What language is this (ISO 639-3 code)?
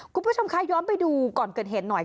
tha